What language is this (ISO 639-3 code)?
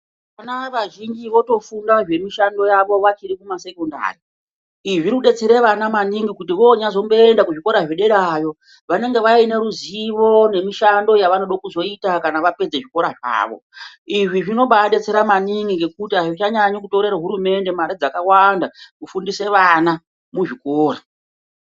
ndc